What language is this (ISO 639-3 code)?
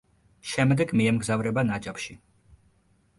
kat